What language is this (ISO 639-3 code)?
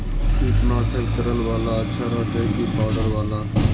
mag